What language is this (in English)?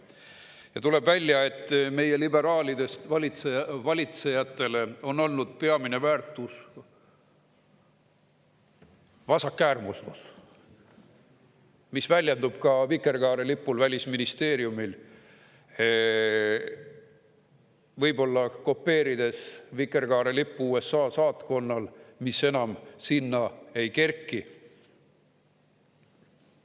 Estonian